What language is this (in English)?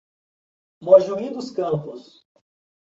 Portuguese